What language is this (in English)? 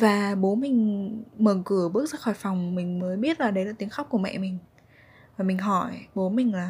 Vietnamese